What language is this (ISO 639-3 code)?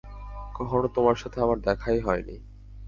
ben